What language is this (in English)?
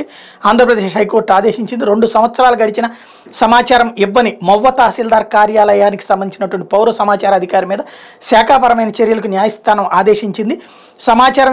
Indonesian